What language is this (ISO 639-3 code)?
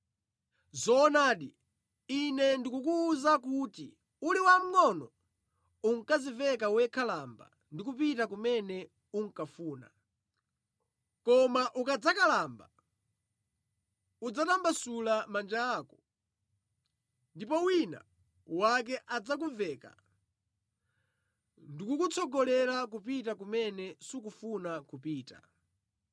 nya